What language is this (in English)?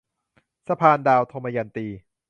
Thai